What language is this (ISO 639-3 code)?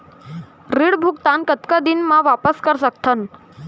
hne